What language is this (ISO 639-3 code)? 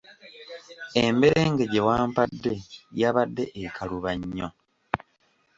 lug